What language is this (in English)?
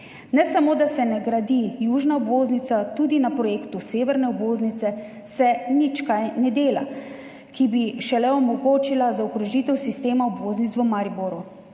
Slovenian